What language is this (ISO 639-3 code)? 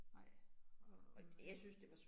dan